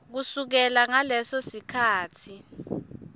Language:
Swati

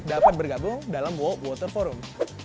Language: Indonesian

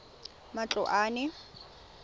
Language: Tswana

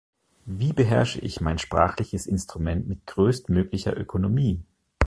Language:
German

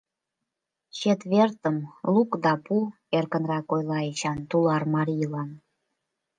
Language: Mari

